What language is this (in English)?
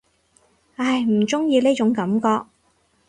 Cantonese